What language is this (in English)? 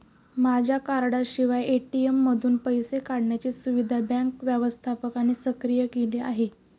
Marathi